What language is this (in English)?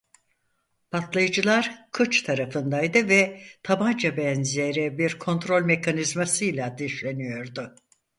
Turkish